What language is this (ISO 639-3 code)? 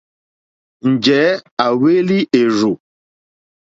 bri